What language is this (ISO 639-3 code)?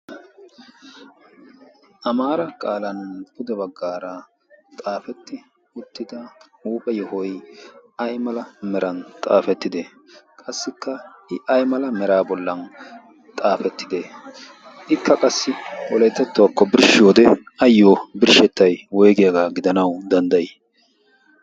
wal